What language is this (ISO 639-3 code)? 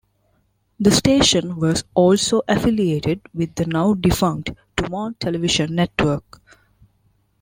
eng